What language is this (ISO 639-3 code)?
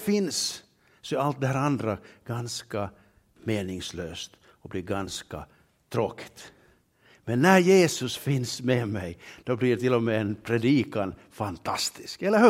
swe